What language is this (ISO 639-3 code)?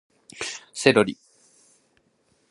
jpn